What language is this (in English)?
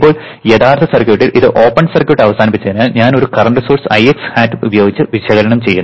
Malayalam